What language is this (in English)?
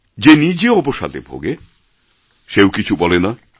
Bangla